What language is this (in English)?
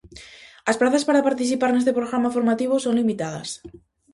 Galician